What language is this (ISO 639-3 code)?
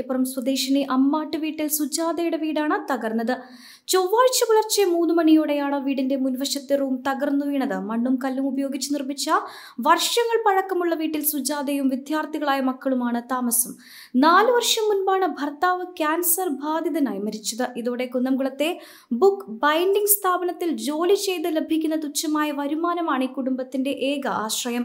mal